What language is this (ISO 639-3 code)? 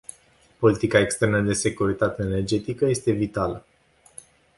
ron